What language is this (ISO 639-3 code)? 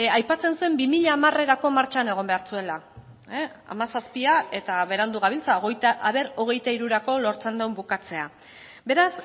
eus